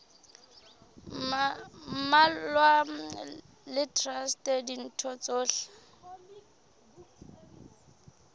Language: Southern Sotho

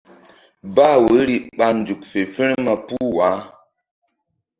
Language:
Mbum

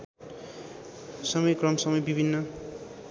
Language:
Nepali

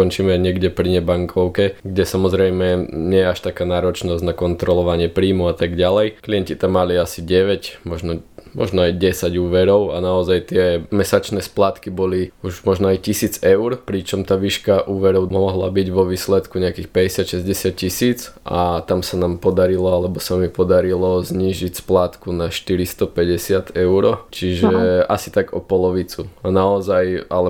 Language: Slovak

